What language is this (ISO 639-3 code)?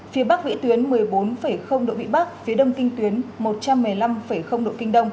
vie